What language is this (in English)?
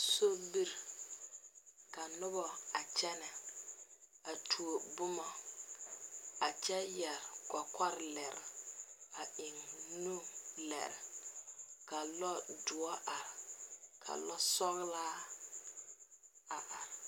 Southern Dagaare